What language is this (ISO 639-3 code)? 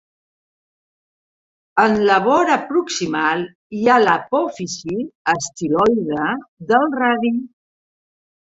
cat